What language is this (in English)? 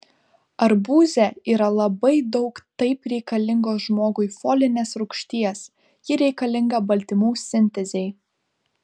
Lithuanian